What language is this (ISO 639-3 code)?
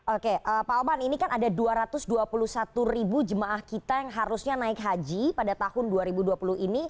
ind